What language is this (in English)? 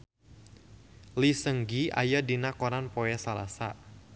Sundanese